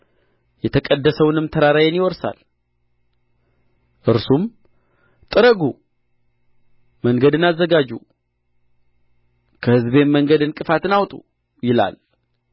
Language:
Amharic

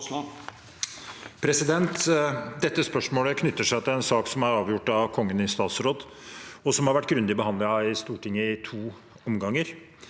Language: Norwegian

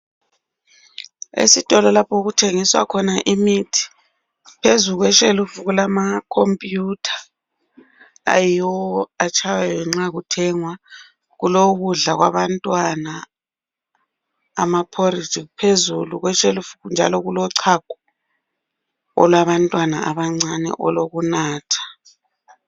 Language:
North Ndebele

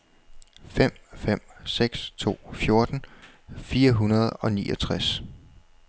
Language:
Danish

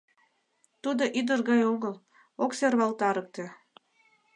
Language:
Mari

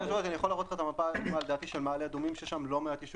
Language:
Hebrew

